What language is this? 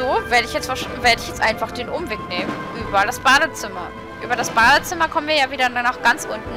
German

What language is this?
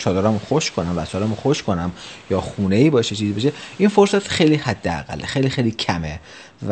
Persian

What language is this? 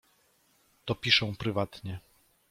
Polish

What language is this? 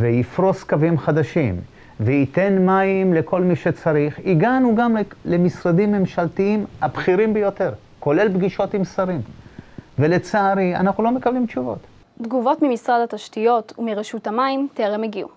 Hebrew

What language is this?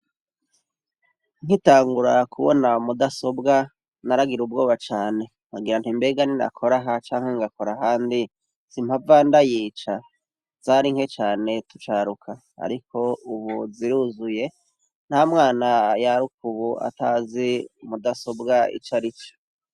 Rundi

